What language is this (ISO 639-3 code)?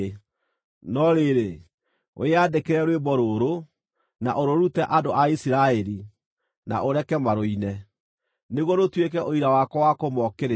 kik